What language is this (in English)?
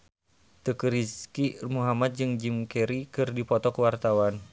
Sundanese